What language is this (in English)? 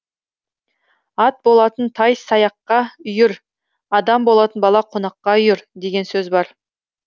Kazakh